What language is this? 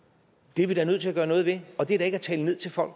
Danish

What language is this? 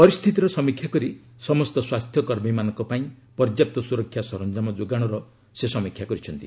Odia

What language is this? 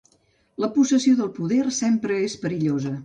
Catalan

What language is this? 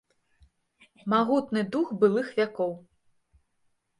Belarusian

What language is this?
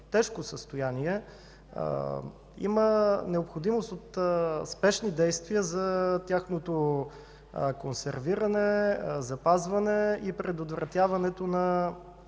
Bulgarian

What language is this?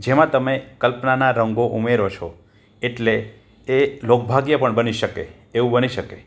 Gujarati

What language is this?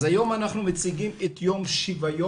Hebrew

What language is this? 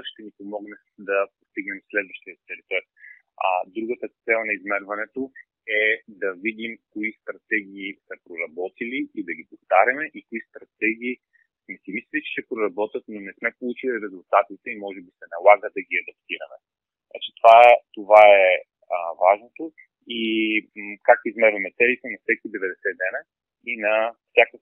Bulgarian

